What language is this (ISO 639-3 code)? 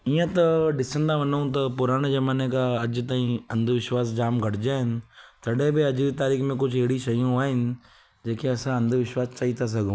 snd